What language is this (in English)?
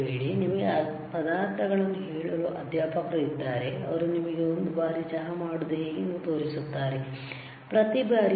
Kannada